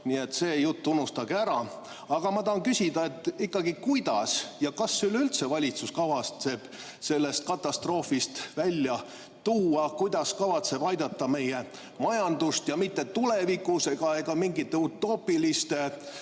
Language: Estonian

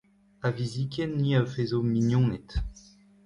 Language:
Breton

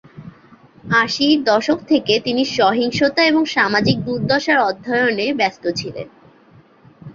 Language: Bangla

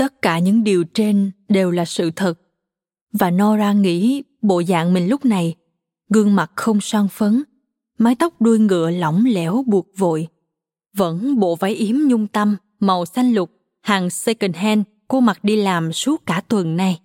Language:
Vietnamese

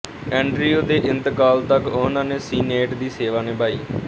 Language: Punjabi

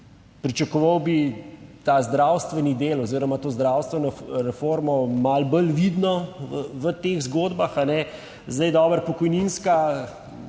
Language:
Slovenian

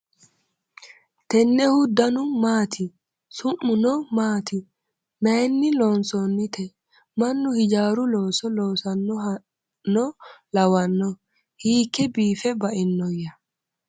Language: Sidamo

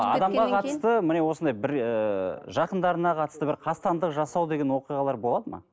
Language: Kazakh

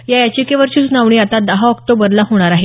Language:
Marathi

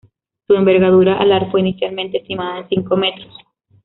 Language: Spanish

